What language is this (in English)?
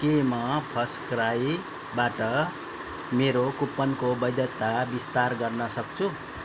Nepali